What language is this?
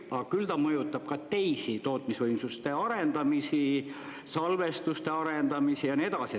Estonian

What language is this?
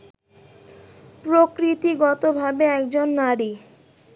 Bangla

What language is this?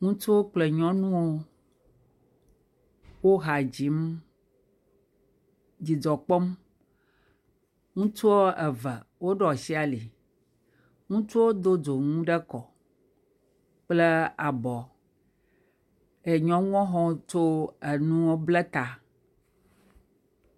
Ewe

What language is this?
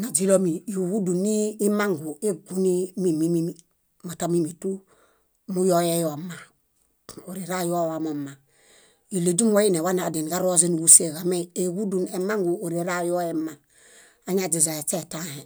Bayot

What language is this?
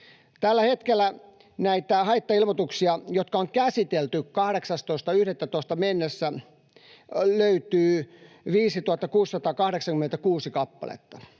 Finnish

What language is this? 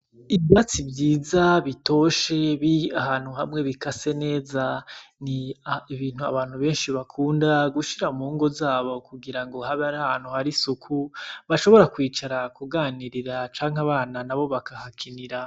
Rundi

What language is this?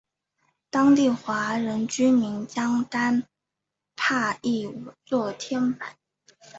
Chinese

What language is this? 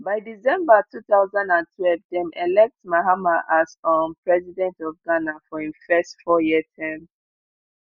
Nigerian Pidgin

